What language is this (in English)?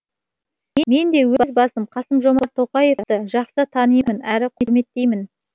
Kazakh